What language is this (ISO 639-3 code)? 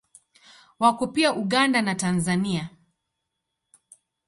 swa